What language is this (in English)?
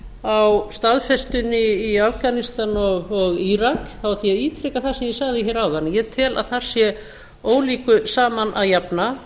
Icelandic